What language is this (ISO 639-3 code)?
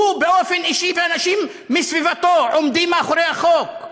heb